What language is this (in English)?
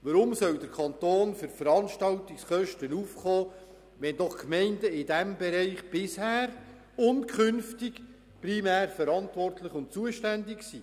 Swiss German